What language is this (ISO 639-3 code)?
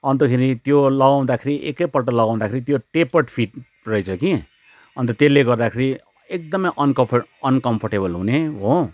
nep